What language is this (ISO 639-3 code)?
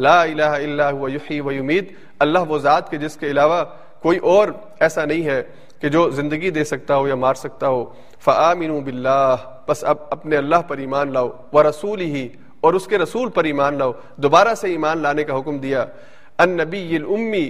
urd